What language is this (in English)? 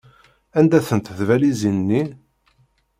Kabyle